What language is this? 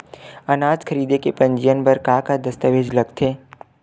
Chhattisgarhi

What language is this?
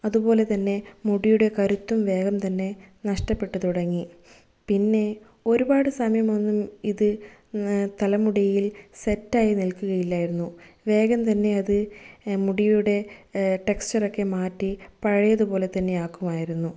Malayalam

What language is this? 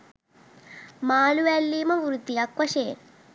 Sinhala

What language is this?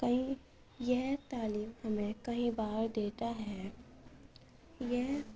Urdu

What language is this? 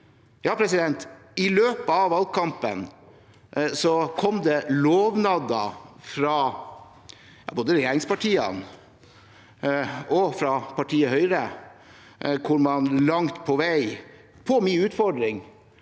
Norwegian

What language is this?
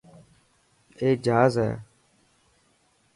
Dhatki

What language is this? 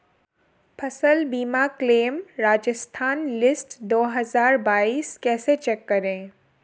Hindi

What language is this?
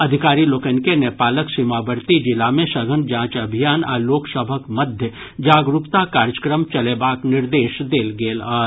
Maithili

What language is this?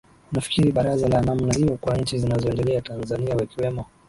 Swahili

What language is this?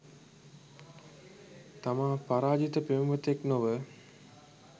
Sinhala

